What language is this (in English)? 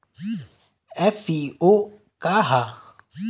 Bhojpuri